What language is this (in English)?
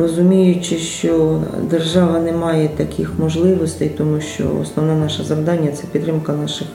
Ukrainian